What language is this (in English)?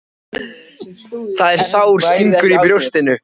Icelandic